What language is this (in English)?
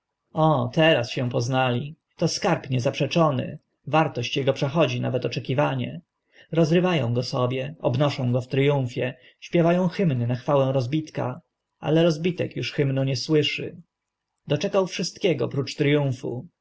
Polish